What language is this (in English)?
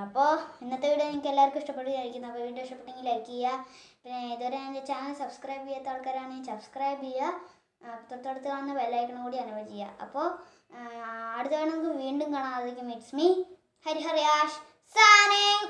Romanian